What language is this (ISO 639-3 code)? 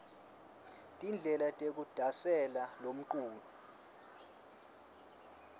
ssw